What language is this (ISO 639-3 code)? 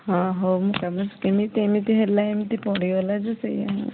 ori